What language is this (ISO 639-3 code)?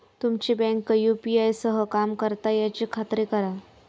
mar